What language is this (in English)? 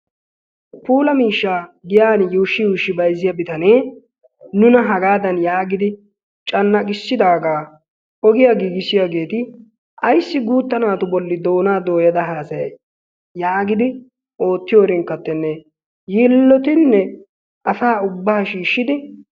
Wolaytta